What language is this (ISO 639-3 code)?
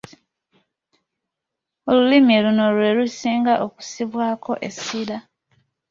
lug